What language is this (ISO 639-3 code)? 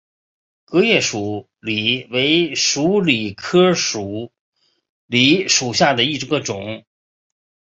zho